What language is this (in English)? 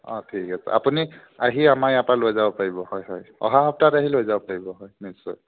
Assamese